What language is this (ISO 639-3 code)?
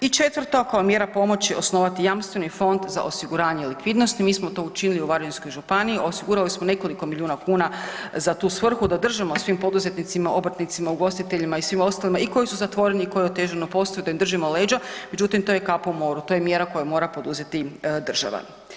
hrv